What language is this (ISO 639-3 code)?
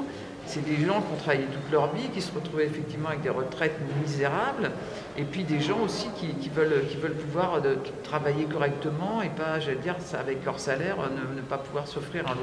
fra